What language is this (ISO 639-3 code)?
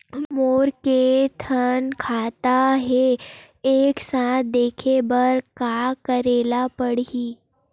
hne